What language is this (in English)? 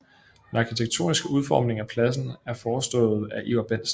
Danish